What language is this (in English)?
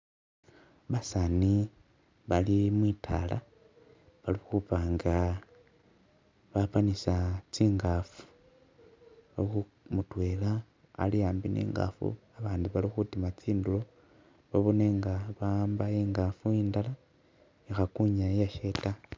Masaaba